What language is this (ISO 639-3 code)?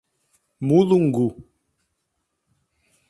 por